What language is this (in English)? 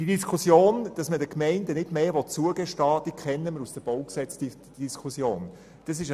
Swiss German